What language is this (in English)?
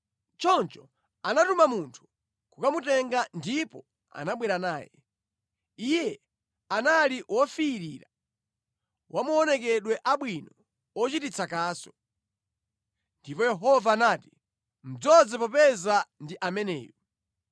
Nyanja